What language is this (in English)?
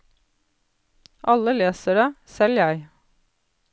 Norwegian